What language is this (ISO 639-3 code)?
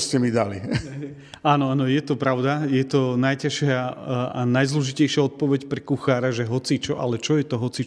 slk